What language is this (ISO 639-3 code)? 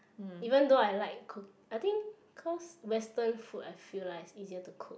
eng